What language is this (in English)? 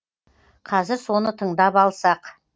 Kazakh